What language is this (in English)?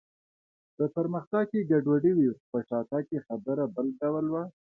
Pashto